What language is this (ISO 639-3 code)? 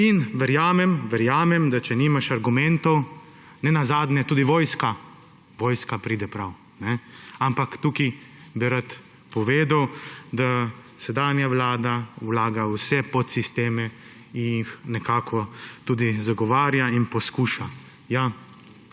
slv